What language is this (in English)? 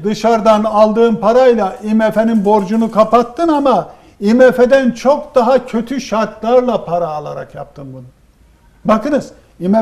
Turkish